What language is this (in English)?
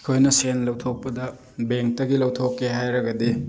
Manipuri